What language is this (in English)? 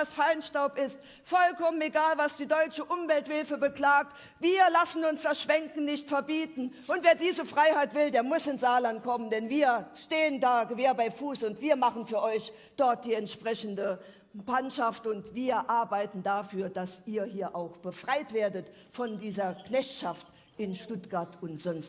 German